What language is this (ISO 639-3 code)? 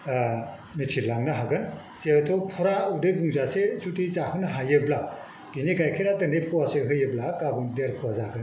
brx